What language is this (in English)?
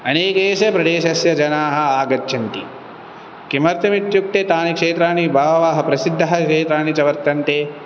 Sanskrit